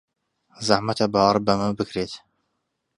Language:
Central Kurdish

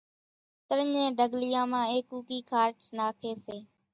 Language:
Kachi Koli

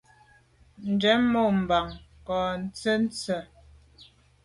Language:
Medumba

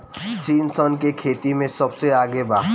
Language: Bhojpuri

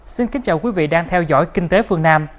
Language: Vietnamese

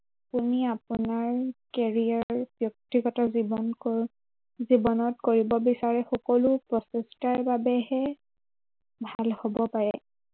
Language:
Assamese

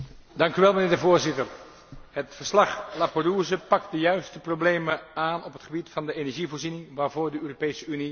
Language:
Dutch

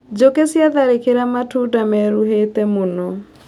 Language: Kikuyu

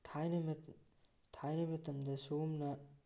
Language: Manipuri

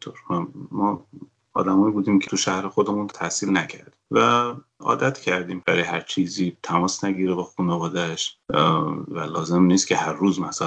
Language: Persian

